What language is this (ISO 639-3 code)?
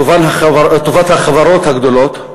heb